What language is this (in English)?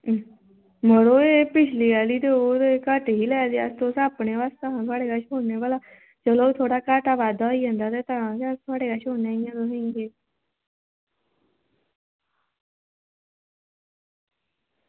Dogri